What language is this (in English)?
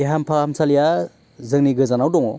Bodo